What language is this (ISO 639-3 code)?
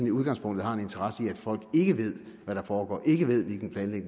dan